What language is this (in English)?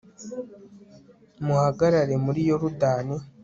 Kinyarwanda